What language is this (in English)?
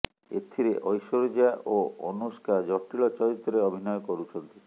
Odia